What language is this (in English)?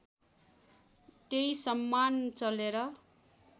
Nepali